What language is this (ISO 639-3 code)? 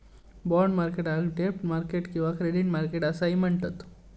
mar